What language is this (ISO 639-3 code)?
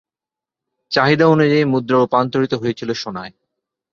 ben